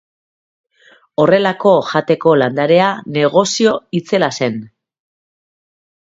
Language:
Basque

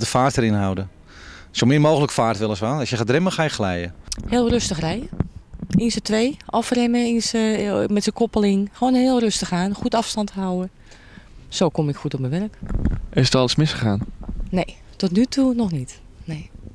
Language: Dutch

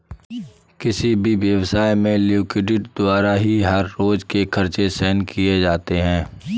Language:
Hindi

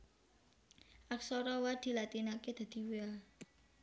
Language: Javanese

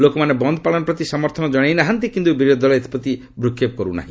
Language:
Odia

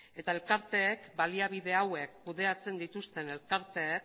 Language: Basque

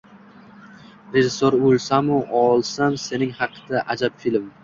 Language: Uzbek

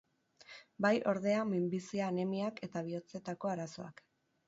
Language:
Basque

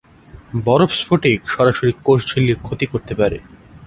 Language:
Bangla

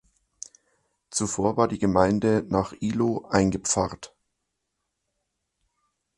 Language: German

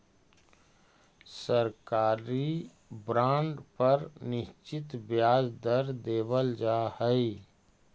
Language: Magahi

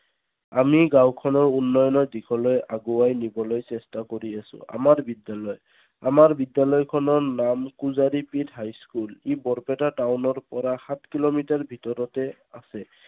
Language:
Assamese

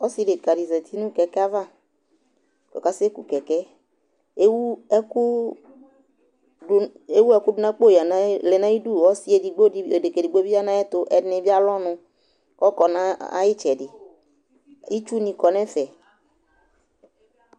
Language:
Ikposo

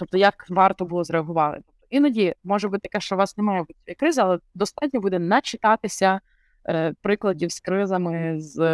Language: Ukrainian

